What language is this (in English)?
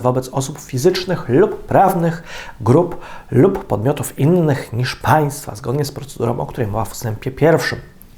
Polish